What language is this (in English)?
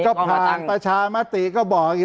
Thai